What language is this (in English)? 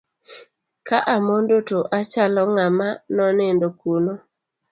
Luo (Kenya and Tanzania)